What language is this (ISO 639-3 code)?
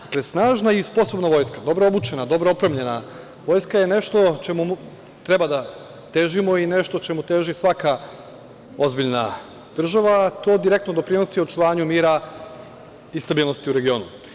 srp